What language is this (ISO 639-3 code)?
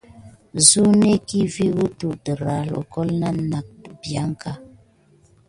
gid